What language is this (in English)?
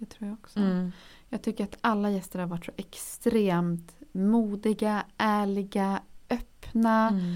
Swedish